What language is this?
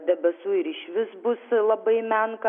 Lithuanian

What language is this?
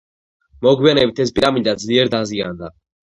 Georgian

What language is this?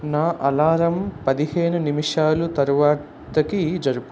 Telugu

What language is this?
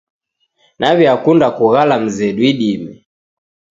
Taita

